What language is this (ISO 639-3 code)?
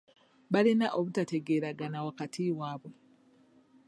lug